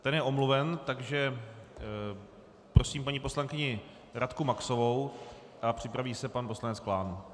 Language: Czech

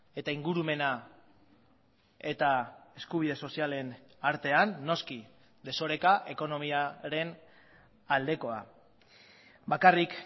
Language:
Basque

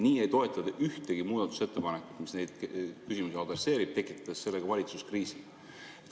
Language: Estonian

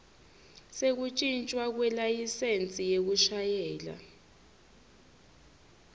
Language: Swati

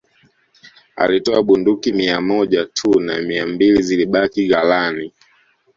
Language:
Swahili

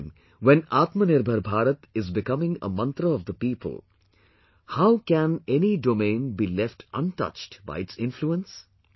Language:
English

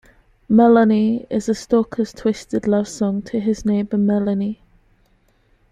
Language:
English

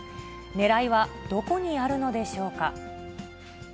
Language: Japanese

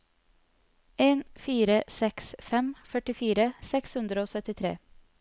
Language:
Norwegian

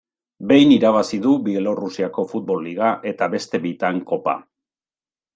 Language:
Basque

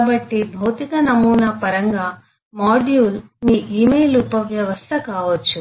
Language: Telugu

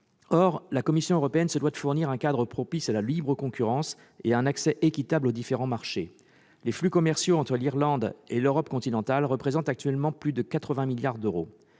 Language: French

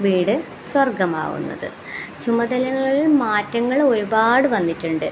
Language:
Malayalam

